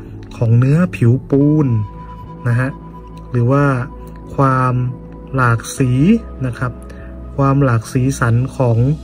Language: Thai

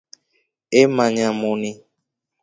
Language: Rombo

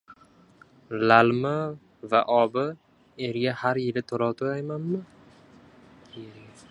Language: Uzbek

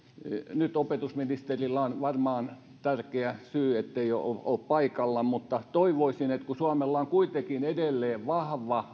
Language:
Finnish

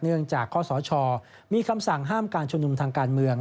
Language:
Thai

